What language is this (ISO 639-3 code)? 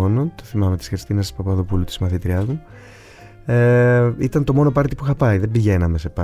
ell